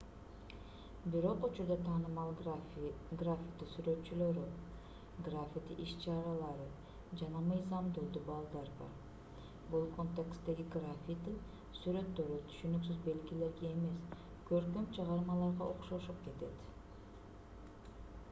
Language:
Kyrgyz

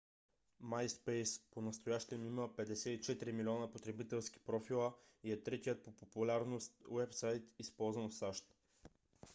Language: Bulgarian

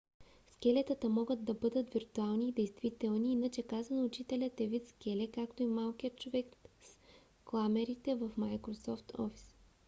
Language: Bulgarian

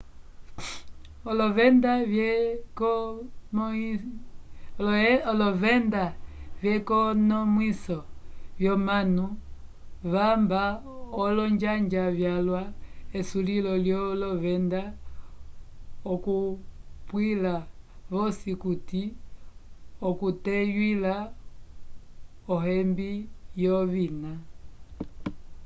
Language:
Umbundu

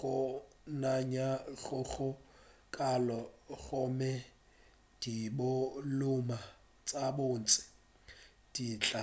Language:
Northern Sotho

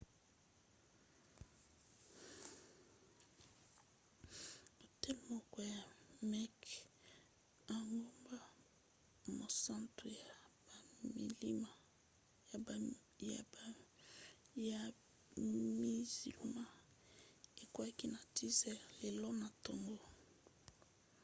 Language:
Lingala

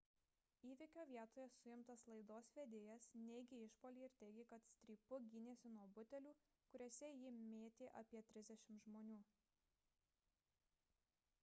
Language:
Lithuanian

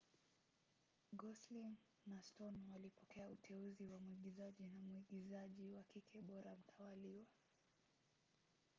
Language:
Swahili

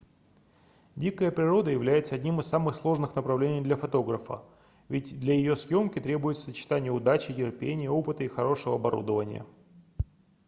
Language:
Russian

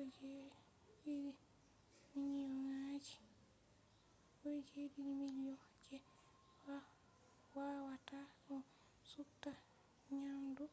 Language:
Fula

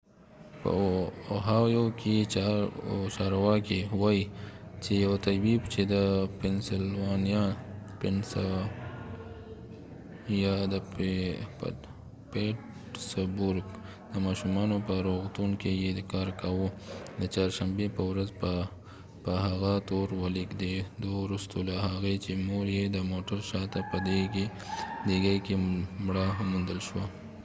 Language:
Pashto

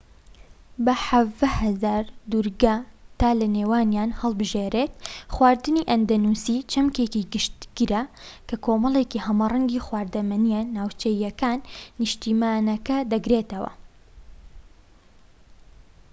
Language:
Central Kurdish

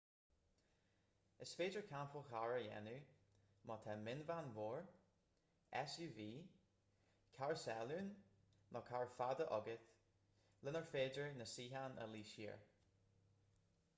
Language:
Irish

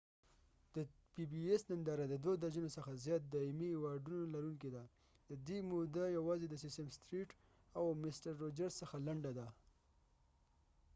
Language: Pashto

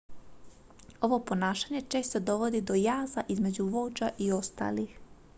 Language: Croatian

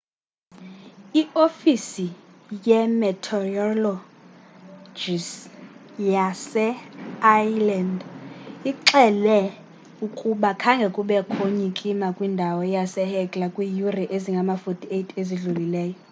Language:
Xhosa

